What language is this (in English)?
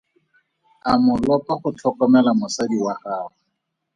Tswana